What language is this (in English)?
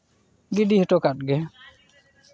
Santali